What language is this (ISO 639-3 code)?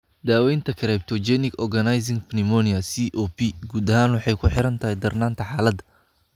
som